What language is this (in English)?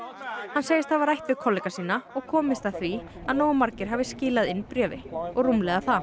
Icelandic